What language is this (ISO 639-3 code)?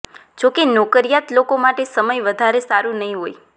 guj